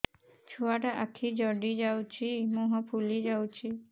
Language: Odia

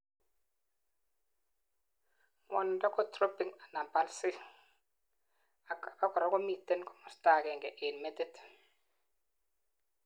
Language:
Kalenjin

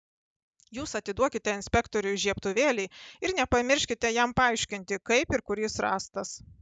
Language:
Lithuanian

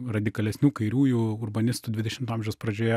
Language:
Lithuanian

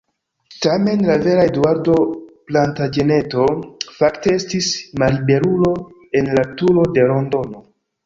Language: Esperanto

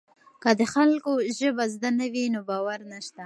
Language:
Pashto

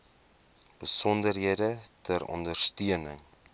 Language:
Afrikaans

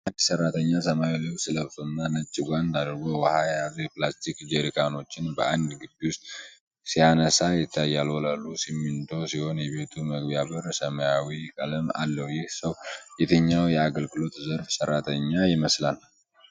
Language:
Amharic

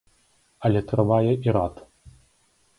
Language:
Belarusian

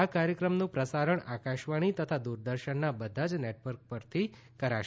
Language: Gujarati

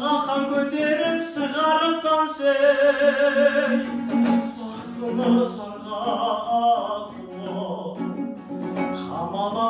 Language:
Turkish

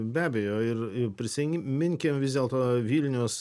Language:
Lithuanian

